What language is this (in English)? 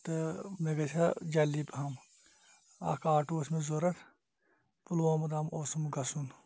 Kashmiri